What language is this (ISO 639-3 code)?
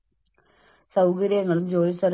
mal